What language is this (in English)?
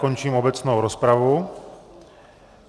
Czech